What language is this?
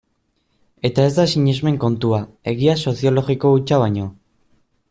Basque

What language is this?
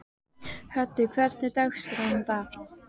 Icelandic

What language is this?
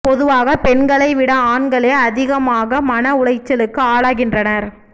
Tamil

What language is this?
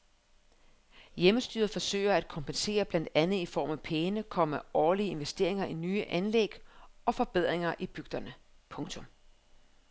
Danish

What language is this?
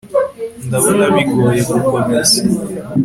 Kinyarwanda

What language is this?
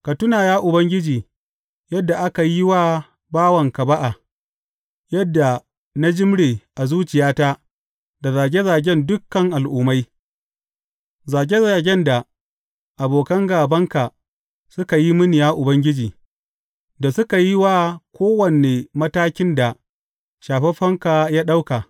Hausa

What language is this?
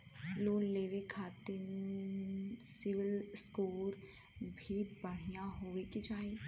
Bhojpuri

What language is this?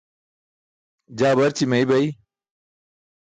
Burushaski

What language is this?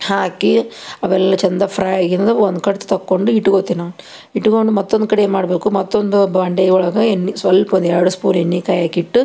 Kannada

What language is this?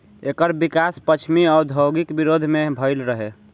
Bhojpuri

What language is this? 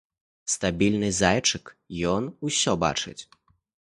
Belarusian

